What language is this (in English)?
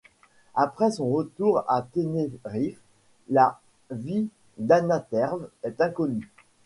French